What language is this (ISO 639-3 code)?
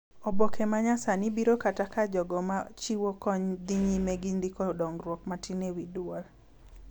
luo